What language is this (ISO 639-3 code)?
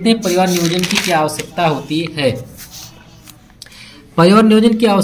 hin